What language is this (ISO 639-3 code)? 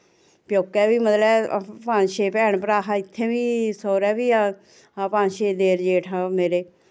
doi